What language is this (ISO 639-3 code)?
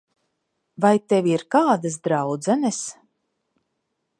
lav